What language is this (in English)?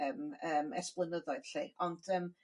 Welsh